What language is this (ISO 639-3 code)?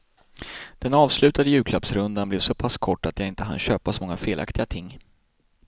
swe